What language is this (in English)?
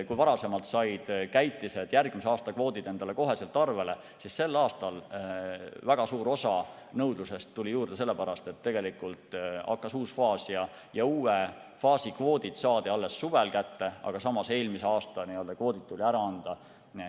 Estonian